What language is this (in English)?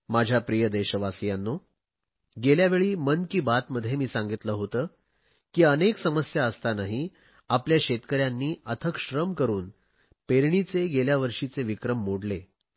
Marathi